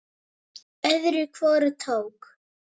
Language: Icelandic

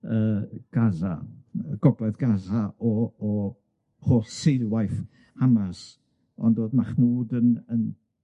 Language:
Welsh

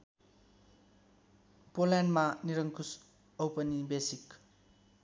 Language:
Nepali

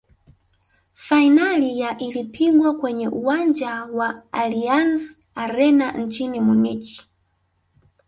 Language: Swahili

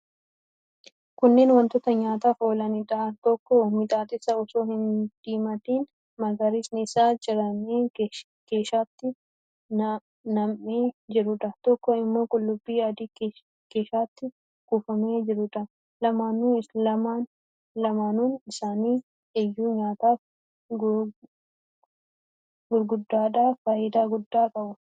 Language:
Oromo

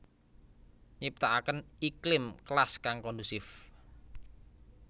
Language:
Javanese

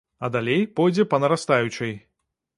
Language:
Belarusian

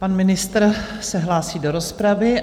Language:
Czech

